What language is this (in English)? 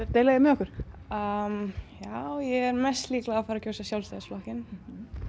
Icelandic